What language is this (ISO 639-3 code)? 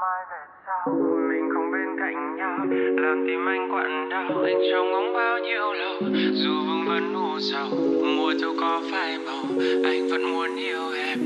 vie